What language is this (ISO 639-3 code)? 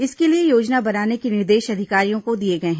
hin